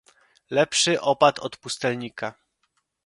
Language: Polish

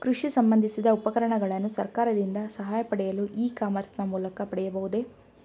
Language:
Kannada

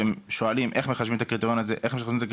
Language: Hebrew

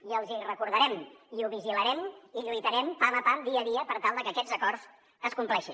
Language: Catalan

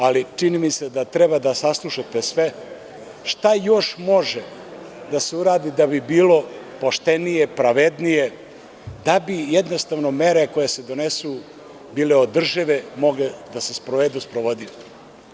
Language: Serbian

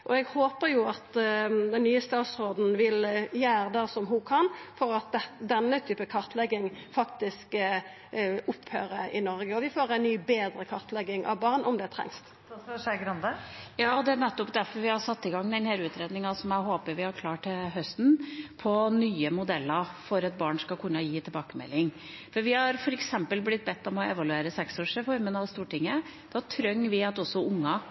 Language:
Norwegian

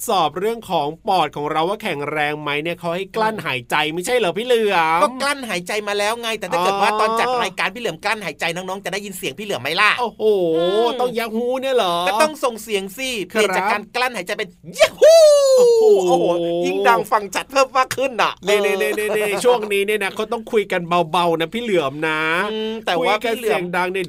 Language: Thai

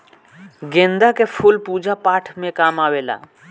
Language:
Bhojpuri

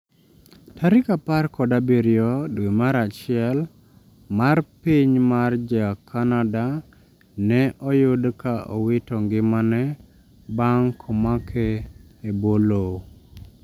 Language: Luo (Kenya and Tanzania)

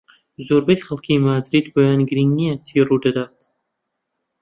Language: Central Kurdish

